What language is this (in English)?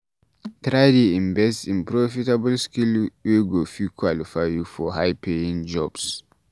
Nigerian Pidgin